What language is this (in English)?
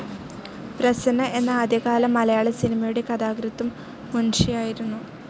Malayalam